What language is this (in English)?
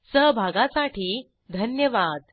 Marathi